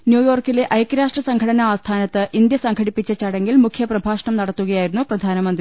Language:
Malayalam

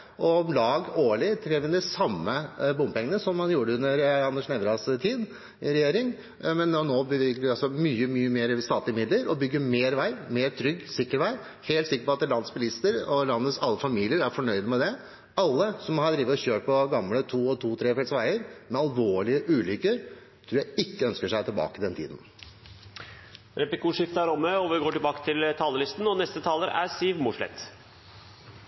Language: Norwegian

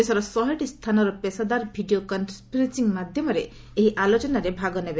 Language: Odia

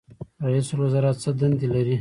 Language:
Pashto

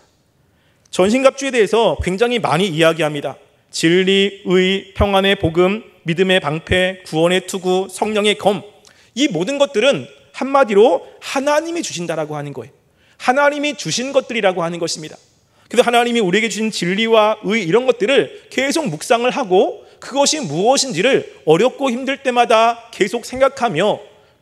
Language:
Korean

